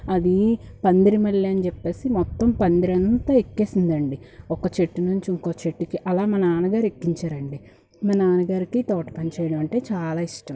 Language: Telugu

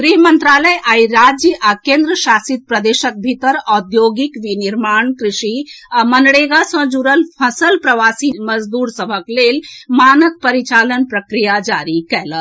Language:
Maithili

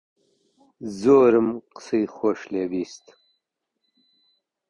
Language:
Central Kurdish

